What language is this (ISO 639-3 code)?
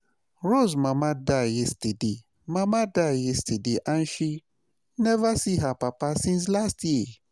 pcm